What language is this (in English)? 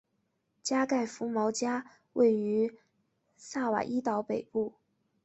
Chinese